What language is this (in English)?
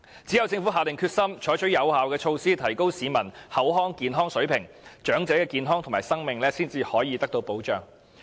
Cantonese